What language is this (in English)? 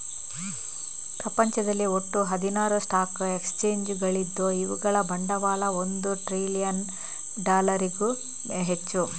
Kannada